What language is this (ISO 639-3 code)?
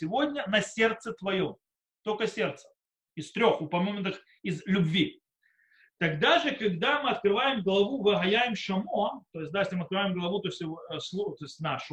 rus